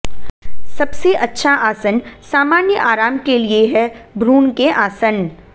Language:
Hindi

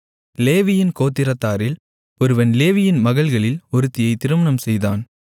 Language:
Tamil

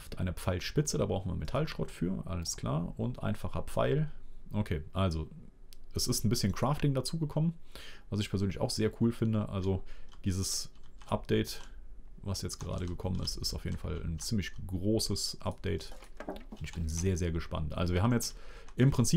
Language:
German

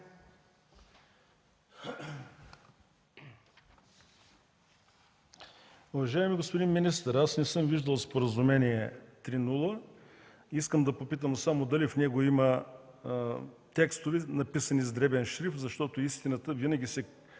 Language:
Bulgarian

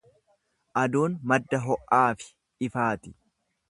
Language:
Oromo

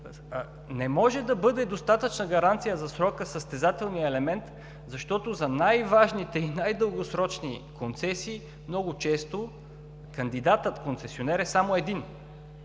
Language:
Bulgarian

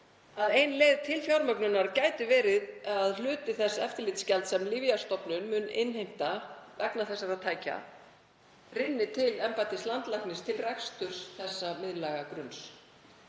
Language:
Icelandic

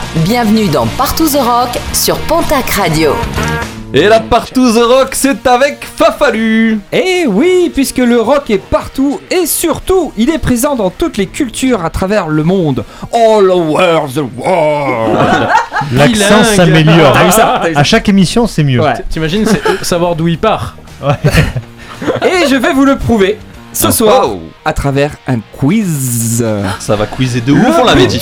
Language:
French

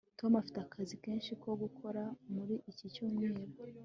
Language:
Kinyarwanda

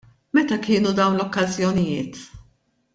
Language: Maltese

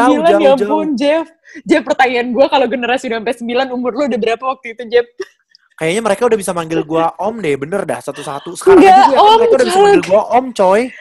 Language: Indonesian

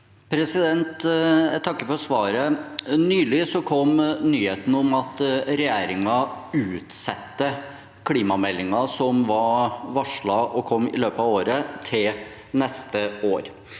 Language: Norwegian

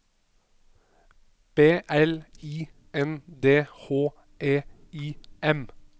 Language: Norwegian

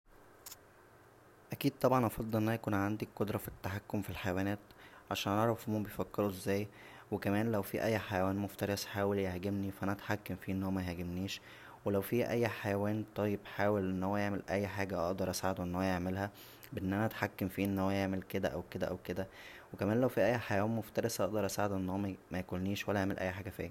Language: Egyptian Arabic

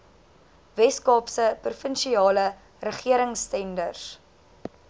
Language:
Afrikaans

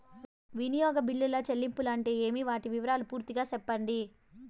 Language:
Telugu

